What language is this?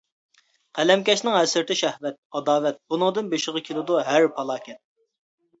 Uyghur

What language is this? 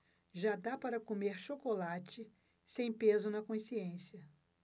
Portuguese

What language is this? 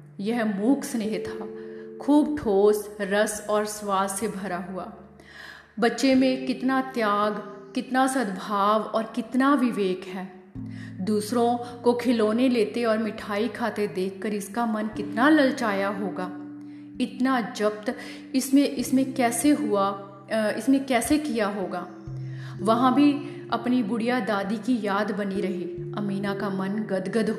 Hindi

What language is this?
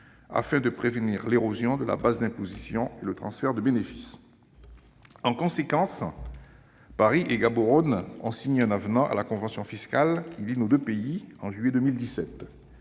French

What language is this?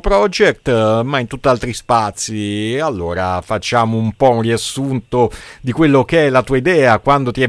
Italian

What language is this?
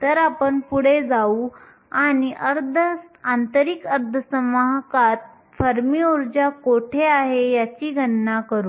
Marathi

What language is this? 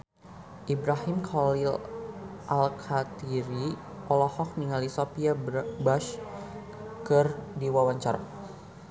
Sundanese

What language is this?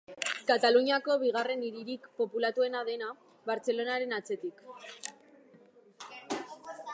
Basque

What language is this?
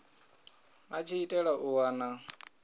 Venda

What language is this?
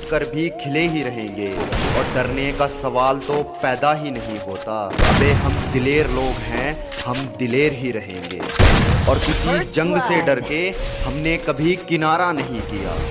Hindi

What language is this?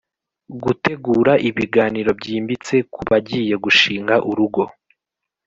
Kinyarwanda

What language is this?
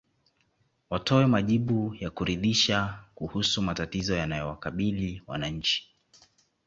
Swahili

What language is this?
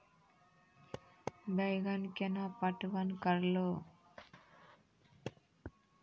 Maithili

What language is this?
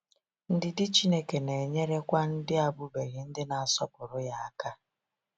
Igbo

